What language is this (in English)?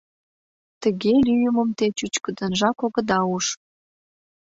Mari